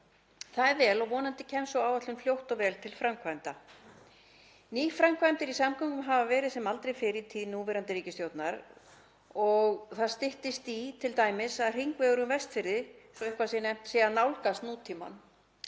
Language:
Icelandic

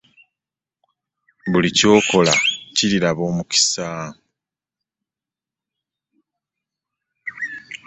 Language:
Ganda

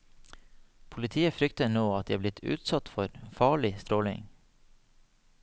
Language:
Norwegian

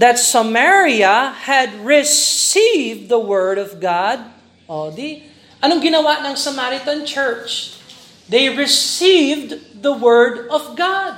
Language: Filipino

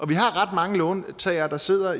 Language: Danish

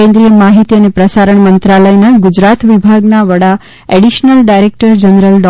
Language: Gujarati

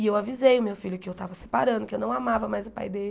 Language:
Portuguese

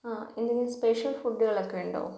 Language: Malayalam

